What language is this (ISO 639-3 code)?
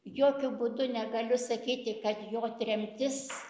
lit